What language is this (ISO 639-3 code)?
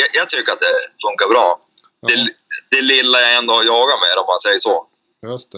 swe